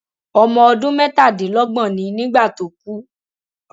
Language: Yoruba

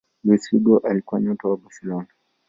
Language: Swahili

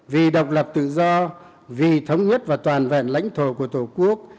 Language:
Vietnamese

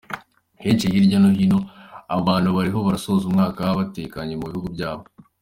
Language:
Kinyarwanda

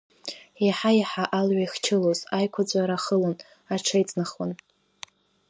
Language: Abkhazian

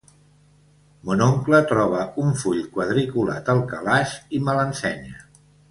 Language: Catalan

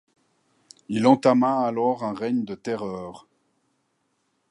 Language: French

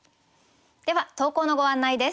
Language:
Japanese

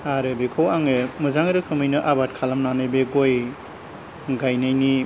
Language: Bodo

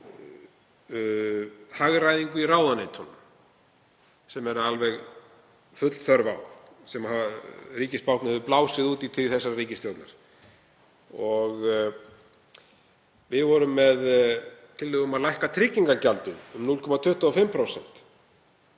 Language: Icelandic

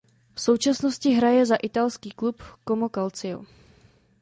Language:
Czech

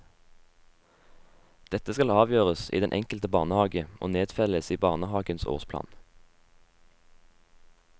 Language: Norwegian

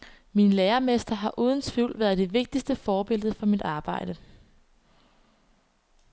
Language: Danish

